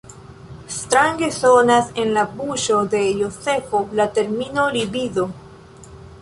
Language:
Esperanto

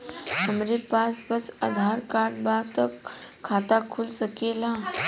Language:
Bhojpuri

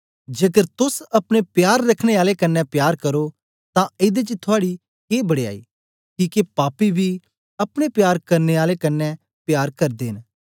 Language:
Dogri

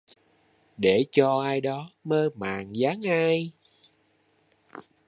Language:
Vietnamese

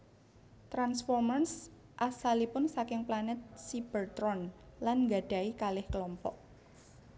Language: Javanese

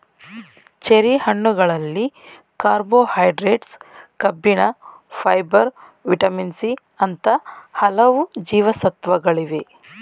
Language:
Kannada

